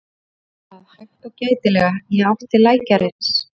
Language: Icelandic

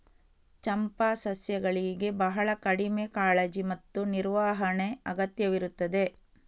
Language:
Kannada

